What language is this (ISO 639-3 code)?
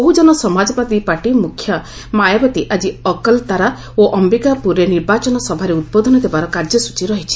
ori